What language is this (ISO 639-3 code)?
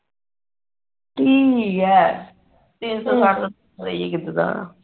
pan